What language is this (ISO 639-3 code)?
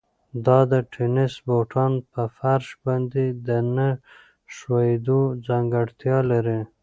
pus